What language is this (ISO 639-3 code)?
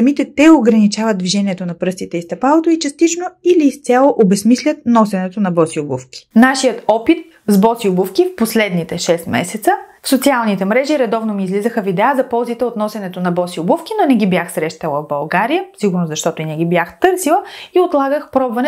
bul